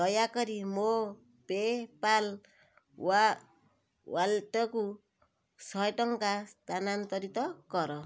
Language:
Odia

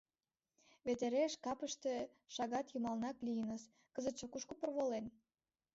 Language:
Mari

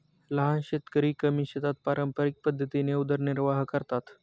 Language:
Marathi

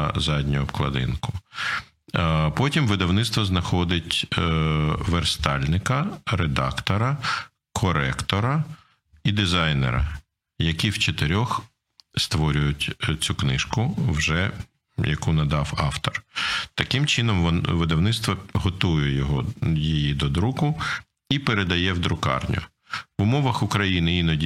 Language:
Ukrainian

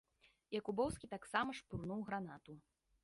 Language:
Belarusian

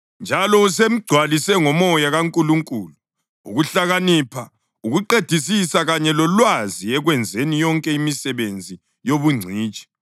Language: North Ndebele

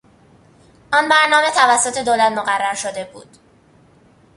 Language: Persian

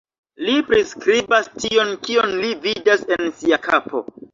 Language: Esperanto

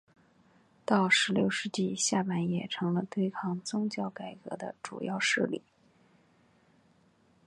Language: Chinese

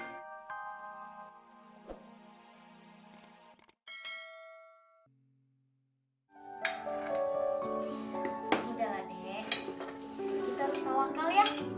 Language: Indonesian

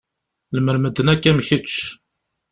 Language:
Kabyle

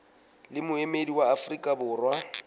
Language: Southern Sotho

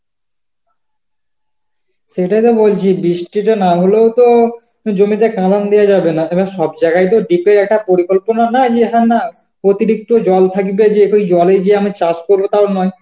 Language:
Bangla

